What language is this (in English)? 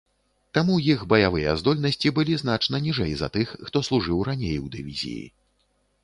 Belarusian